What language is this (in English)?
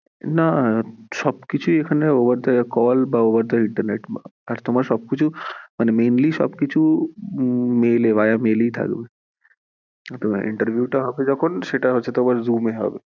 Bangla